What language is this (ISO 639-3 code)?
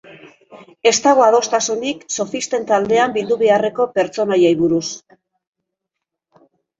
eus